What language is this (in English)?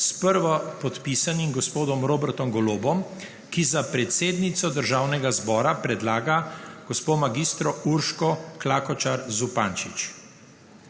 Slovenian